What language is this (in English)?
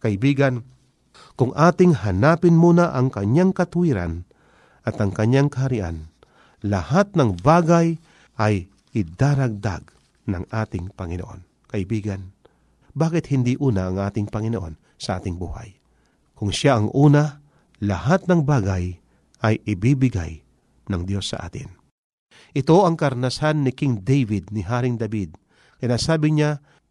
Filipino